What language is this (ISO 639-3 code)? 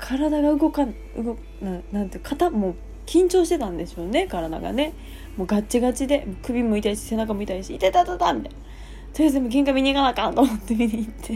jpn